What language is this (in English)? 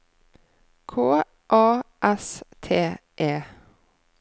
Norwegian